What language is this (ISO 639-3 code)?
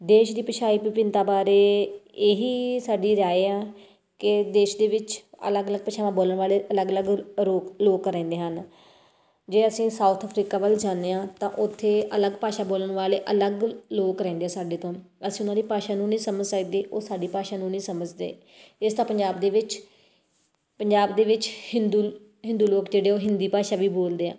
pan